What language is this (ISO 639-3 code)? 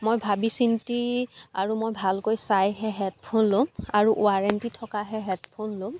asm